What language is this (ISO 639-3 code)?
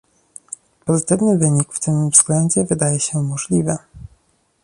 pol